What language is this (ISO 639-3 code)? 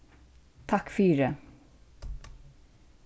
fao